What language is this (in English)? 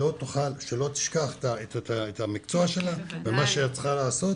Hebrew